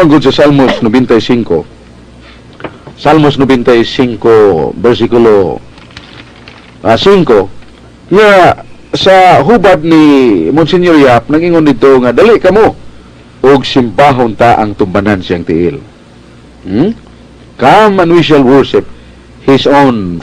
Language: Filipino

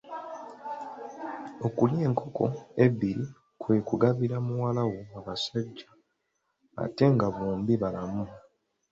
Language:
Ganda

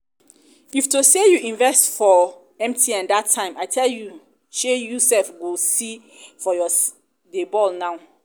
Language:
Nigerian Pidgin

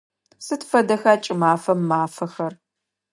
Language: Adyghe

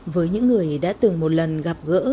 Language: Vietnamese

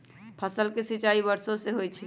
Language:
Magahi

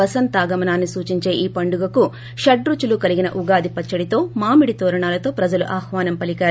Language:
Telugu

